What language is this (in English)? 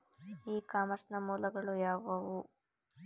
Kannada